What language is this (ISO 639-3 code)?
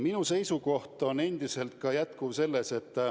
est